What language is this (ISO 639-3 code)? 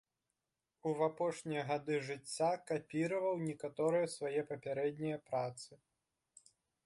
bel